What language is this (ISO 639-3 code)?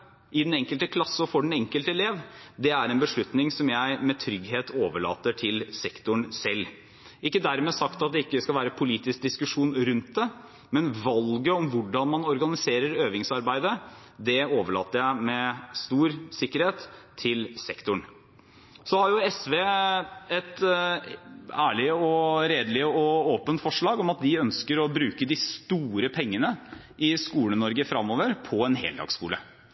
nob